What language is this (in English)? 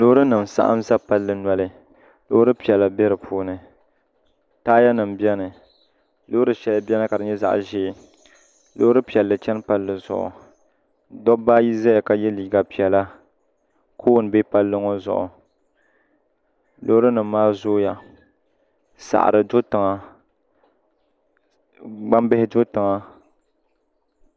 Dagbani